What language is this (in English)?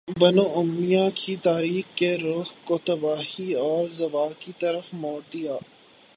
Urdu